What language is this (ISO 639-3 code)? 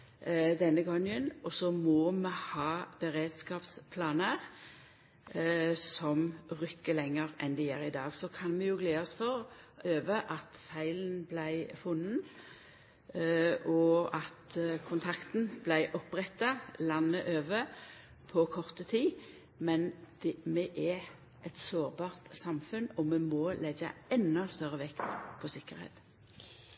nno